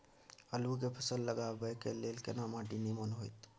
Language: Maithili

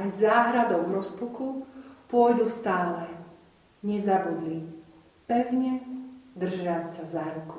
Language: Slovak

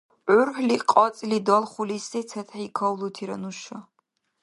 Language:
Dargwa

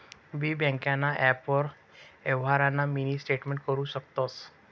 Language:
Marathi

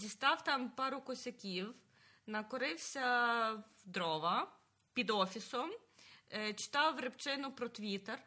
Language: Ukrainian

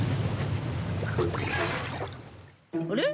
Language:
Japanese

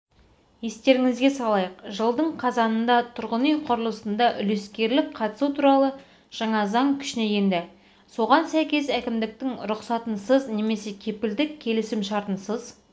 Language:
Kazakh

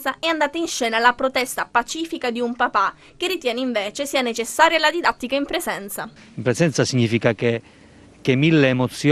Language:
Italian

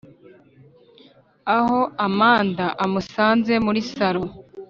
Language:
Kinyarwanda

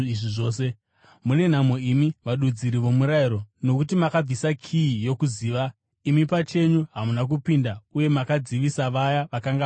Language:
Shona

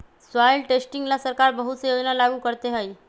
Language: Magahi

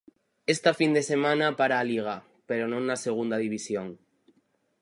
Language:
Galician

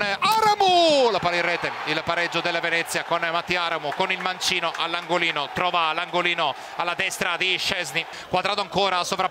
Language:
Italian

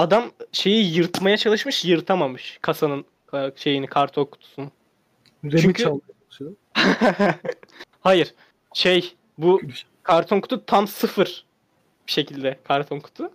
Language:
Turkish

